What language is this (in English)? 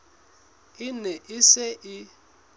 Southern Sotho